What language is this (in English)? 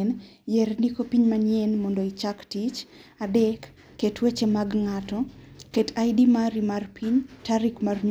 Luo (Kenya and Tanzania)